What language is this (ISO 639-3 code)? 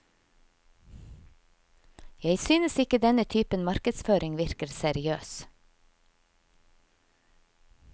nor